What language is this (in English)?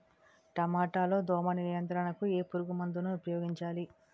Telugu